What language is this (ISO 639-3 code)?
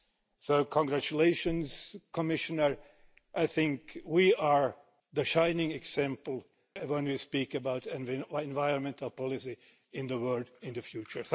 eng